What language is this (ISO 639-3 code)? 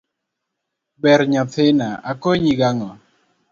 luo